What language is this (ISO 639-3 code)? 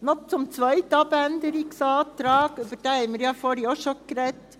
gsw